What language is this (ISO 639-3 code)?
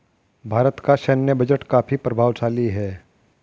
hin